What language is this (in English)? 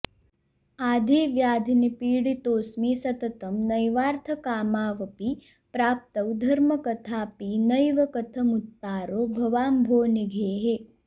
Sanskrit